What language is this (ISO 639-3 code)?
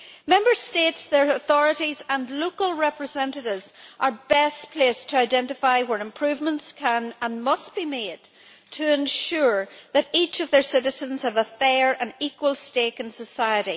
eng